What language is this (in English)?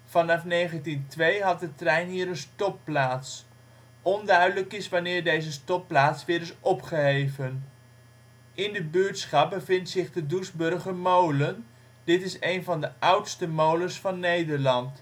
Dutch